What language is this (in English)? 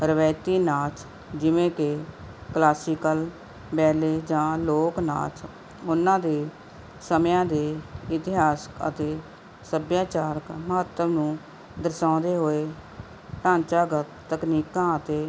Punjabi